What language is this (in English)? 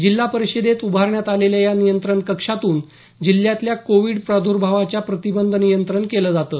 Marathi